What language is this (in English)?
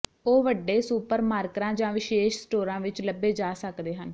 Punjabi